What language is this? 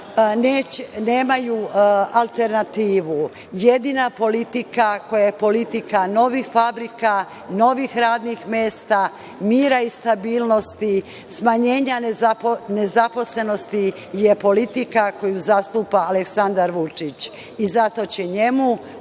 Serbian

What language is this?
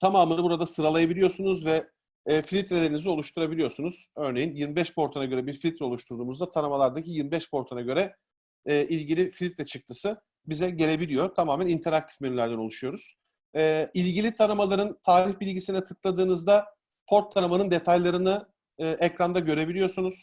Turkish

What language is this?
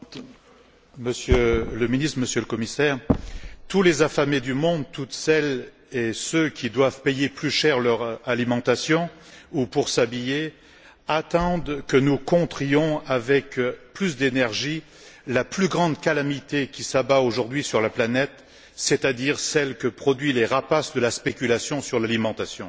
French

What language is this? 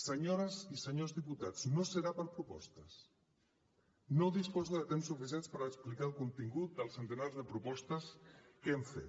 Catalan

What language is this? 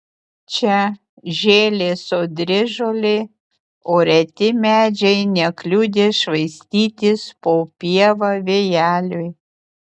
Lithuanian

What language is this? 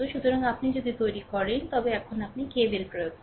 Bangla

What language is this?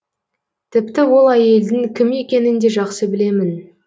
Kazakh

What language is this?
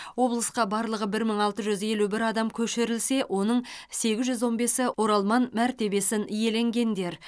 Kazakh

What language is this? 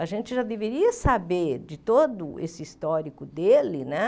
Portuguese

